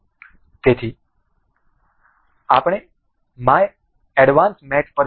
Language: Gujarati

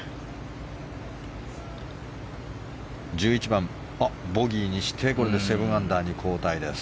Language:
Japanese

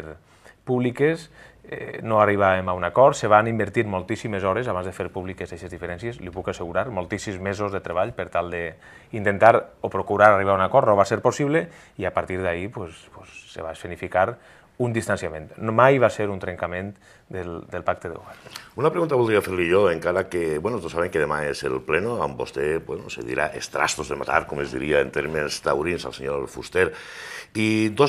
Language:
Spanish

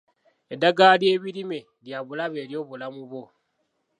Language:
Ganda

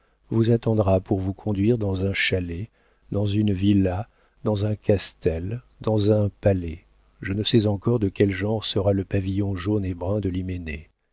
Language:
French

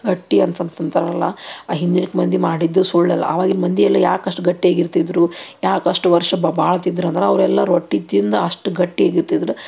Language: Kannada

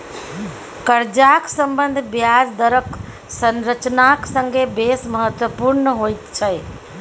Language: Maithili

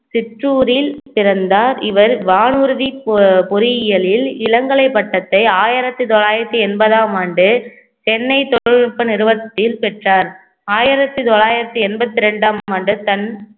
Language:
Tamil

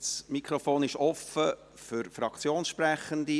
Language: Swiss German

